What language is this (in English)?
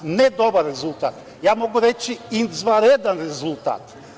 Serbian